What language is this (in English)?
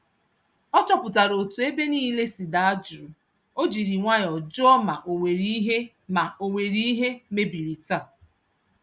Igbo